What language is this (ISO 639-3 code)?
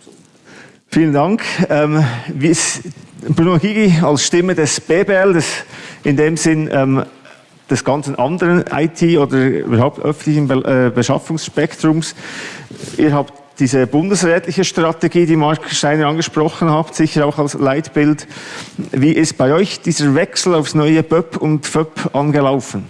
deu